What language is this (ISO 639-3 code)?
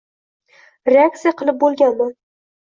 uzb